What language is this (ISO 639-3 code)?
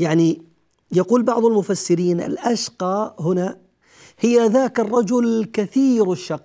ara